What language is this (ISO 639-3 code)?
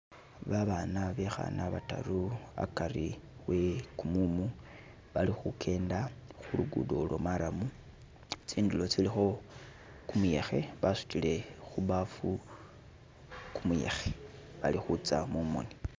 myx